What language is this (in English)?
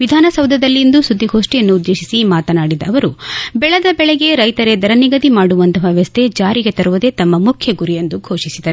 Kannada